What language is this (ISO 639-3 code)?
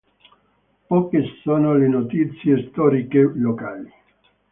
ita